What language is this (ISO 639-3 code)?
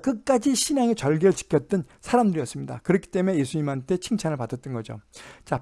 kor